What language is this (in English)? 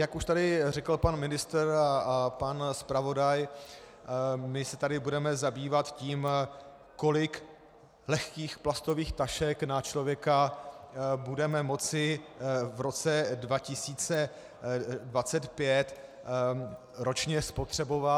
Czech